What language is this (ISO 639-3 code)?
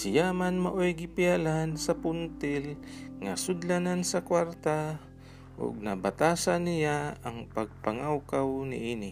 fil